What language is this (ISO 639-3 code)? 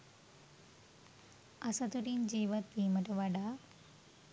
sin